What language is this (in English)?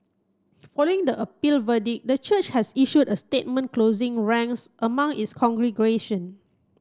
English